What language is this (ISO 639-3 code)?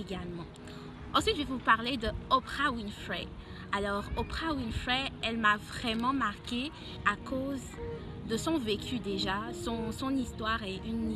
fra